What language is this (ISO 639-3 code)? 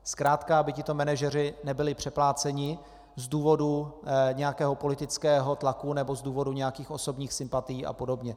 ces